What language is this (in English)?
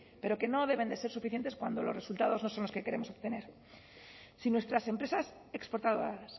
Spanish